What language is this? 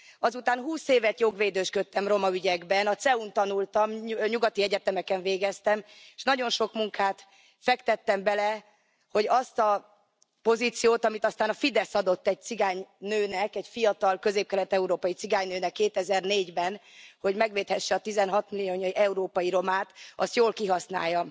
Hungarian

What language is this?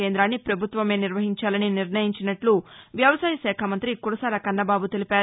Telugu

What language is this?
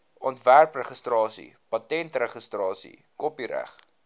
Afrikaans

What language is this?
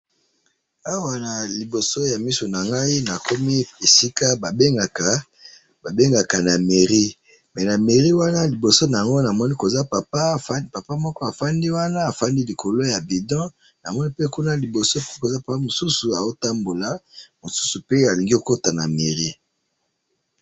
Lingala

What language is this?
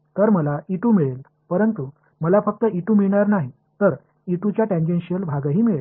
Marathi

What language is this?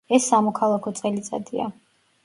Georgian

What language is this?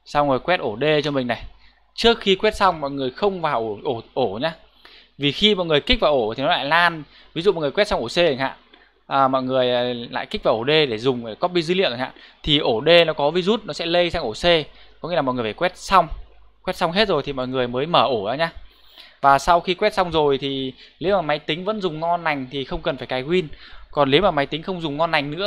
Vietnamese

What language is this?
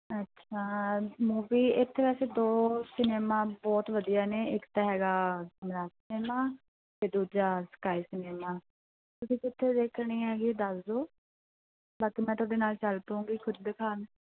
Punjabi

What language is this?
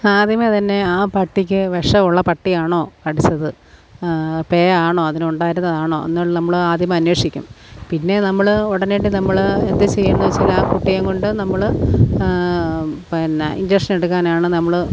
Malayalam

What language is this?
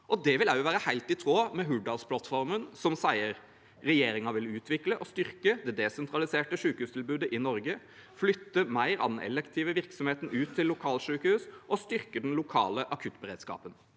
Norwegian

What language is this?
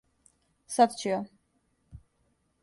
Serbian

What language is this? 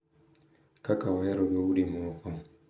Luo (Kenya and Tanzania)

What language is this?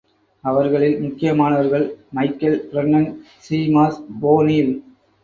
Tamil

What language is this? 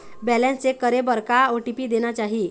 Chhattisgarhi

